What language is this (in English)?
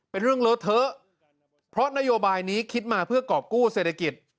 Thai